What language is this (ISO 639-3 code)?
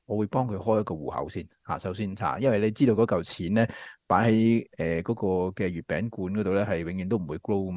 zho